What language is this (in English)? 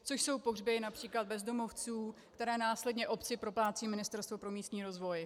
Czech